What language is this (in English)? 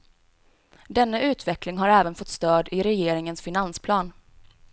Swedish